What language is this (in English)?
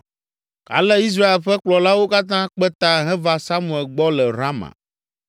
Ewe